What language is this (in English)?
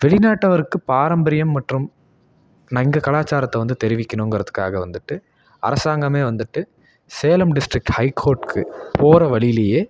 Tamil